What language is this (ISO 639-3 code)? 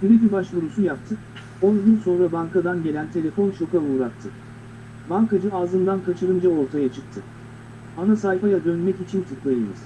tur